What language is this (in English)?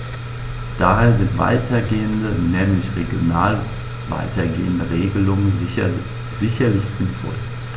German